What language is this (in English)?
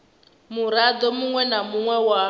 Venda